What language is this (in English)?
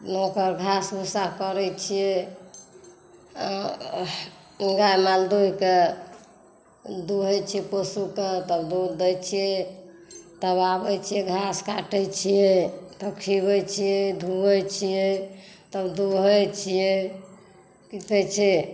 Maithili